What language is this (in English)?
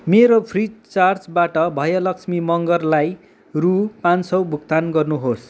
Nepali